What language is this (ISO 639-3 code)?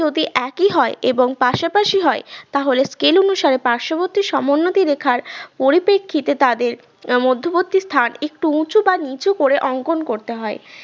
ben